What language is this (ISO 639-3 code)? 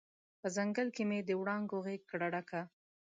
pus